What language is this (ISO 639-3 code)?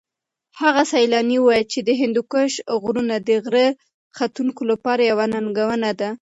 pus